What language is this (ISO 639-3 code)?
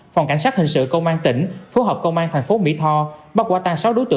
vie